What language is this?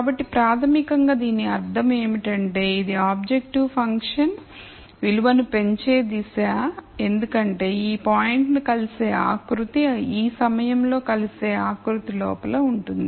Telugu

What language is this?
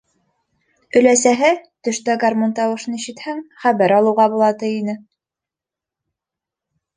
Bashkir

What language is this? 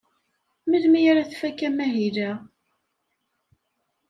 Kabyle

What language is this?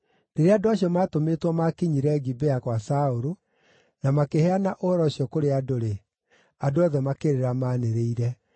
Kikuyu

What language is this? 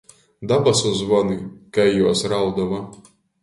Latgalian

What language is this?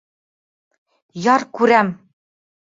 Bashkir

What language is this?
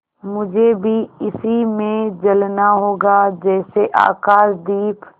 Hindi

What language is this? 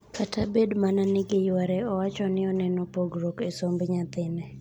Luo (Kenya and Tanzania)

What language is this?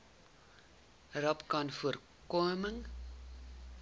Afrikaans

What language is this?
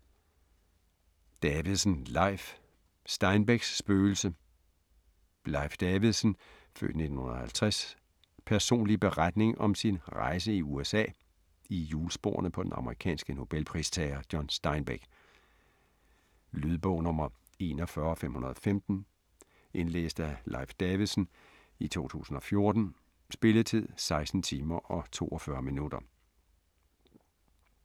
Danish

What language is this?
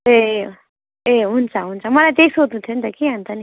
Nepali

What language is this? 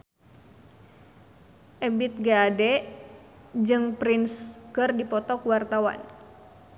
Sundanese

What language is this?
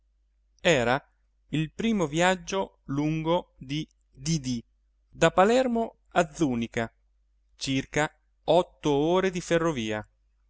Italian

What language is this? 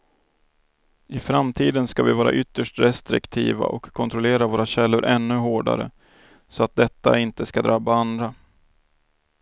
Swedish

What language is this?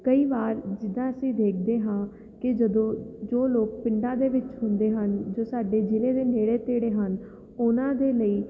Punjabi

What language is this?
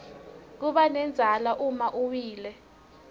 Swati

